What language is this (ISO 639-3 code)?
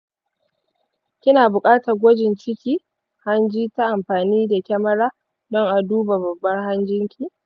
hau